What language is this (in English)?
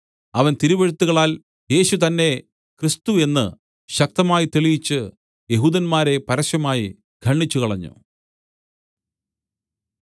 Malayalam